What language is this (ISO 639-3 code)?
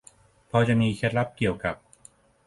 tha